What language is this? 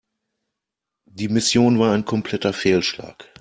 German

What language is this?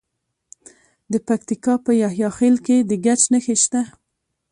Pashto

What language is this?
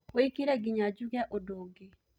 Kikuyu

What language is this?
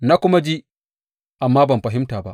Hausa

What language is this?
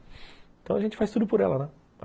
Portuguese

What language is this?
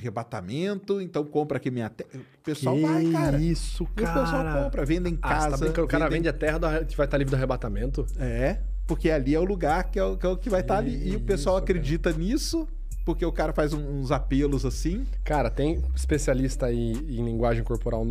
Portuguese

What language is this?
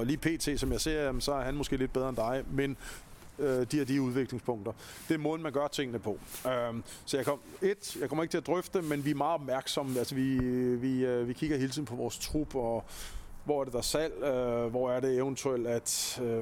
Danish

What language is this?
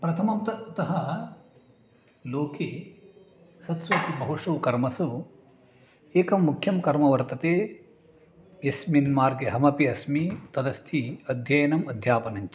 Sanskrit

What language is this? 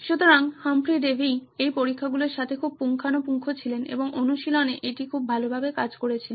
Bangla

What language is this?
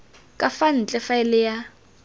Tswana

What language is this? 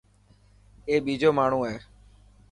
Dhatki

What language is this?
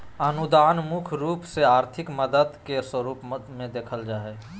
Magahi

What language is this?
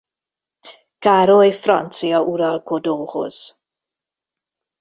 Hungarian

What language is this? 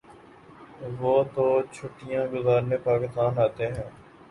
Urdu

